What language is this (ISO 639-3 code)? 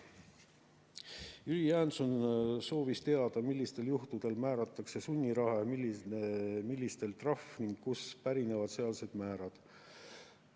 est